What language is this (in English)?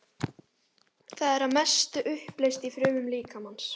Icelandic